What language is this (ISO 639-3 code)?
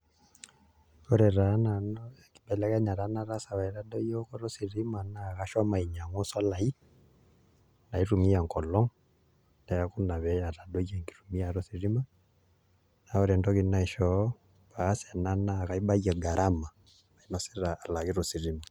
mas